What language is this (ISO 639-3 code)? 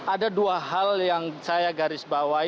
ind